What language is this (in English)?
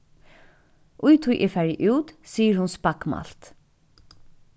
Faroese